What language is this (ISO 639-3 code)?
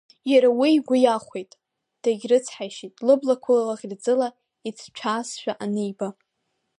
abk